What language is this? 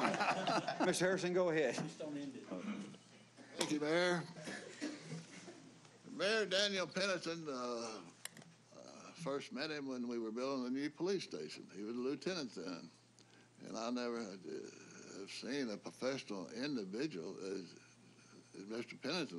English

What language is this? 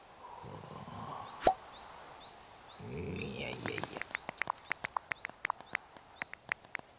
Japanese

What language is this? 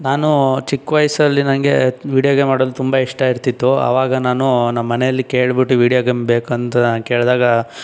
Kannada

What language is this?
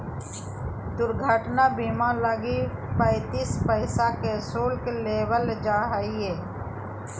Magahi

